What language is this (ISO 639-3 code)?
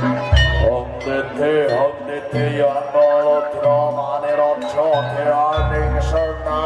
ind